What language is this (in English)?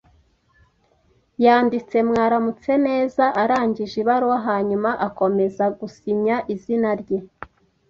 Kinyarwanda